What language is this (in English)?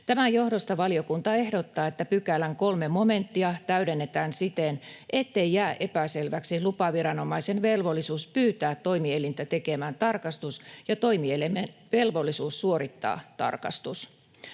Finnish